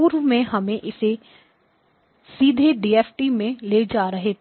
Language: Hindi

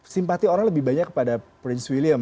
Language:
Indonesian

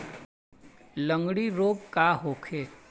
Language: Bhojpuri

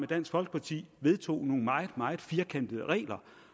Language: Danish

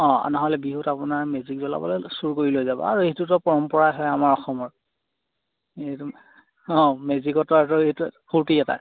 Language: Assamese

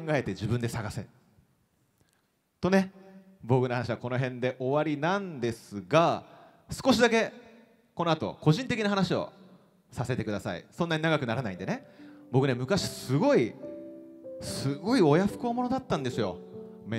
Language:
Japanese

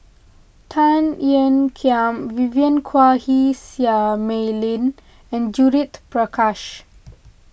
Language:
English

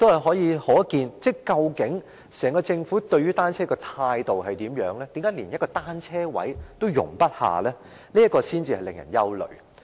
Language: Cantonese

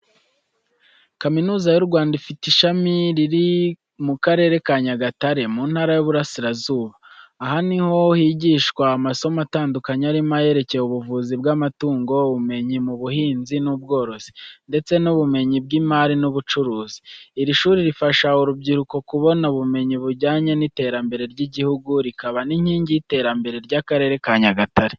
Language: Kinyarwanda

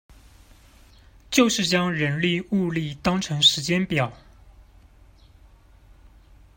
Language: Chinese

